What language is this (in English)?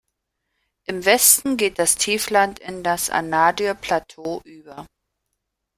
German